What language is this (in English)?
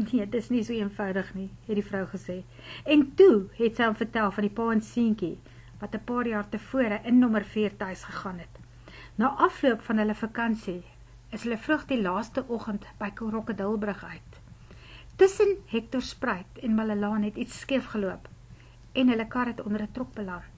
Dutch